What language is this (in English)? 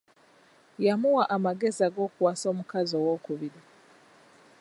Ganda